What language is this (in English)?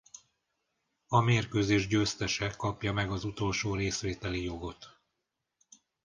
Hungarian